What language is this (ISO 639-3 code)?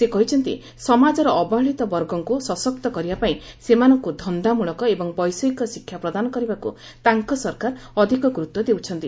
ori